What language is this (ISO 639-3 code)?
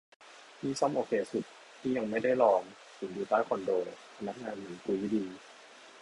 tha